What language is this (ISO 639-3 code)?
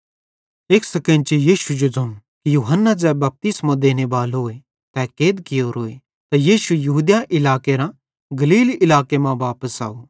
bhd